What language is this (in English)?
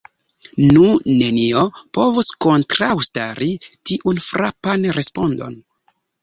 Esperanto